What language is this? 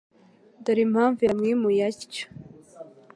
Kinyarwanda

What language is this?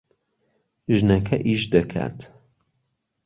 Central Kurdish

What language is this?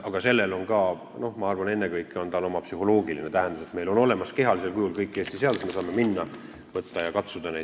Estonian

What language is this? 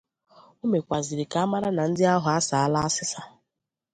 Igbo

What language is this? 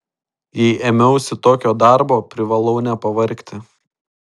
Lithuanian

